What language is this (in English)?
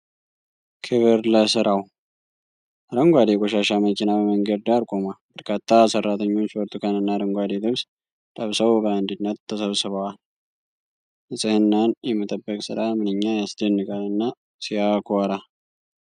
Amharic